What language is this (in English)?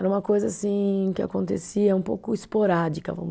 Portuguese